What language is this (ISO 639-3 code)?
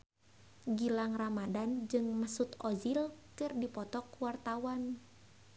sun